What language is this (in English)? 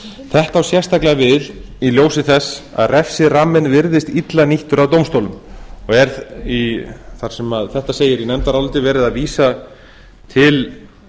Icelandic